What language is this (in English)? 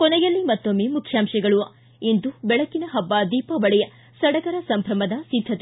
Kannada